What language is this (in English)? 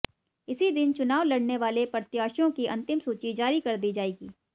Hindi